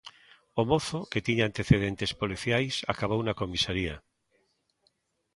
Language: Galician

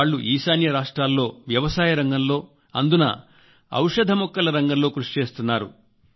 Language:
Telugu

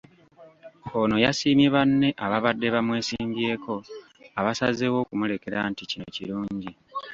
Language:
Ganda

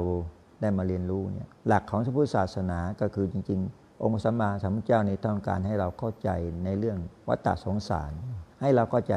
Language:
Thai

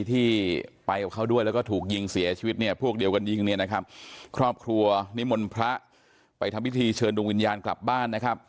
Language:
Thai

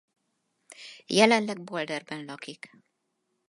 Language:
Hungarian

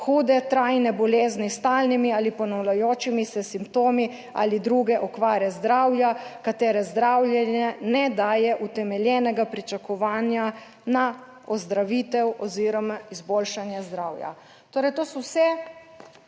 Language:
Slovenian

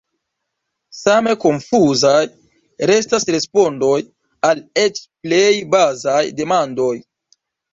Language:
Esperanto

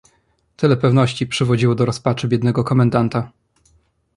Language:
Polish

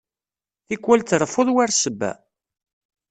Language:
Kabyle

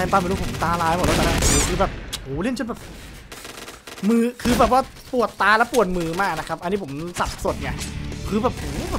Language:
Thai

